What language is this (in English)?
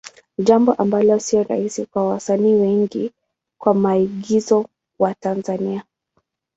Swahili